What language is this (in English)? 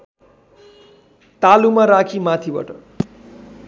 Nepali